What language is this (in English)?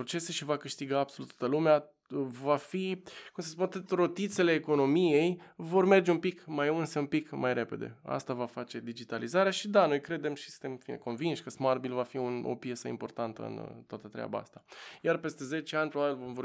Romanian